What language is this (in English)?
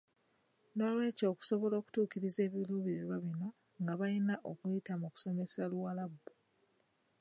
Ganda